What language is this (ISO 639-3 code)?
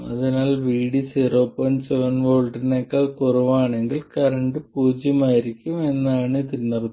mal